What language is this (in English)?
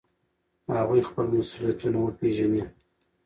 Pashto